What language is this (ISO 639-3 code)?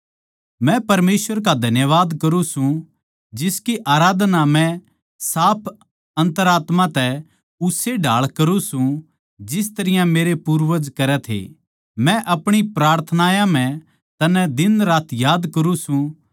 bgc